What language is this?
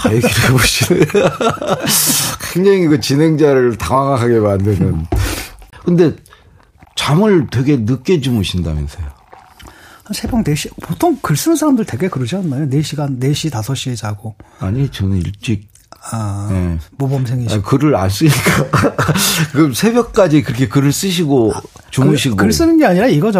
Korean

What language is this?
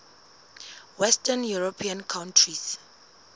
Southern Sotho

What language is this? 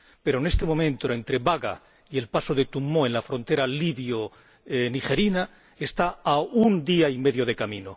Spanish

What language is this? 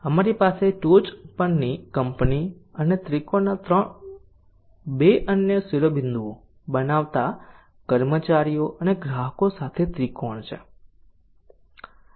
Gujarati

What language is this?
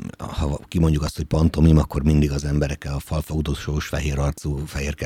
Hungarian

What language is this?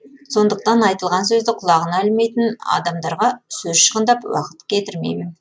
Kazakh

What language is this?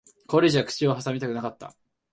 Japanese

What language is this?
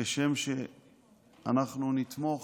Hebrew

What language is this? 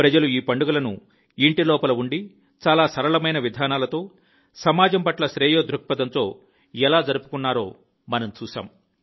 Telugu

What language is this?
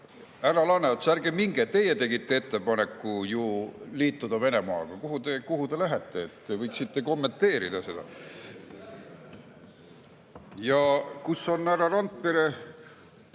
Estonian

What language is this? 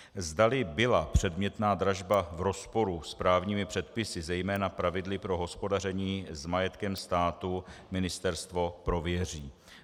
Czech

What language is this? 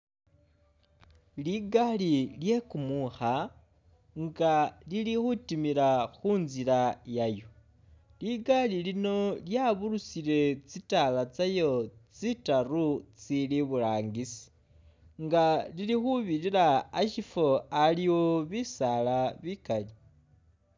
Masaaba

